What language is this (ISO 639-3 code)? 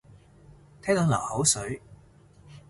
yue